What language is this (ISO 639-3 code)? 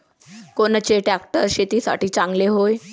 mar